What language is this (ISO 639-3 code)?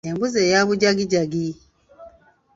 lug